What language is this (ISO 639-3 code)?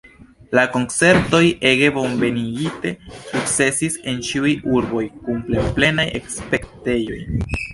epo